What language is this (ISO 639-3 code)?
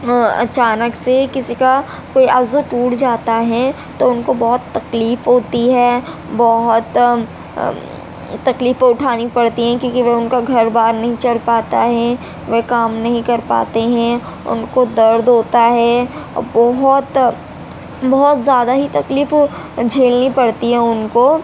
urd